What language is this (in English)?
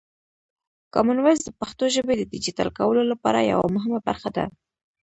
Pashto